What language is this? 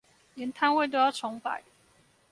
Chinese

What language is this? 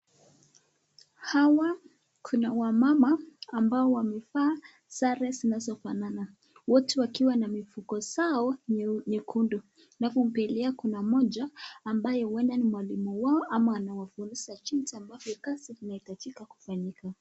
Swahili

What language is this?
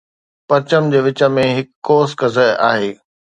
Sindhi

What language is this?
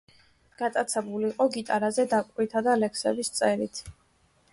Georgian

